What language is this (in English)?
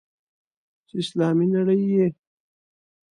Pashto